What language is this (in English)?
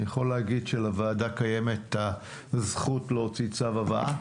Hebrew